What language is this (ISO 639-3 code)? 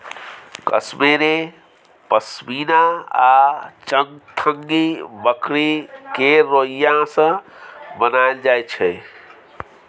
mai